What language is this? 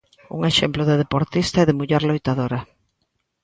Galician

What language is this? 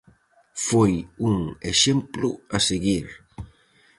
Galician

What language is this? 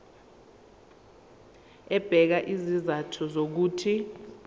Zulu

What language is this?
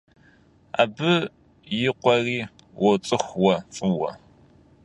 Kabardian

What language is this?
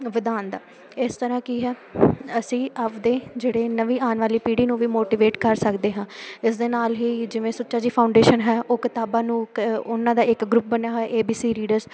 Punjabi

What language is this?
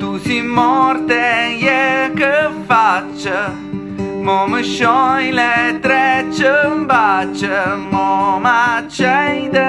Indonesian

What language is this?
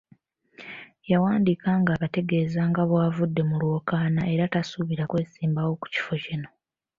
Ganda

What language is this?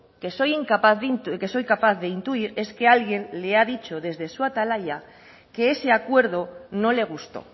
Spanish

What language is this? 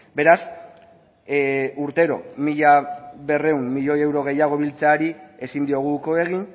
Basque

